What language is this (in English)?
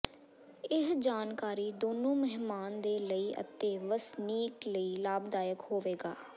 Punjabi